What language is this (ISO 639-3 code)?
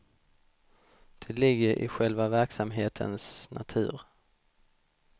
swe